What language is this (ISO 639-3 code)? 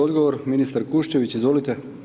hrv